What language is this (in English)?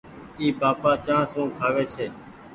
Goaria